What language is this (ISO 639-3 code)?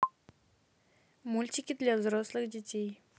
rus